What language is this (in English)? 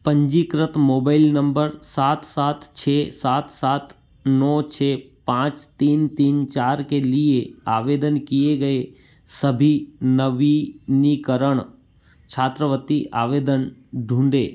Hindi